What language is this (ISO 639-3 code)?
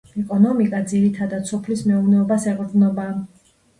kat